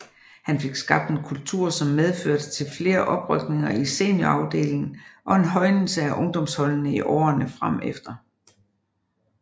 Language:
Danish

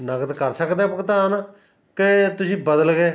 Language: Punjabi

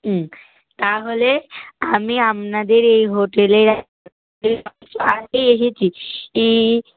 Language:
Bangla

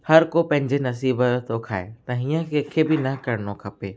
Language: Sindhi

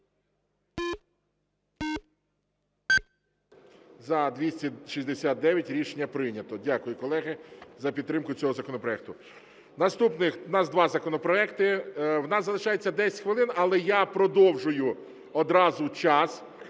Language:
Ukrainian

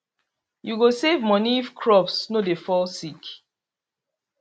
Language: Nigerian Pidgin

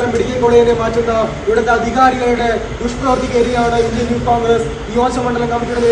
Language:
Malayalam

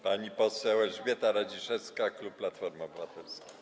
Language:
Polish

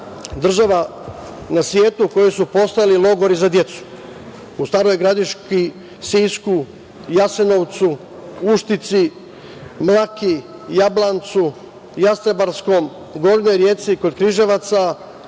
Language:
Serbian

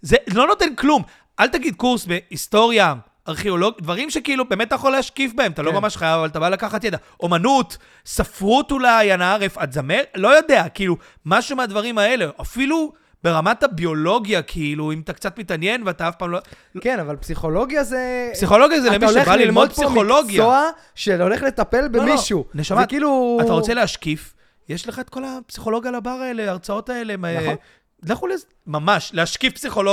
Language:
Hebrew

